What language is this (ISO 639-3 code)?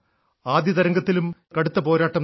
mal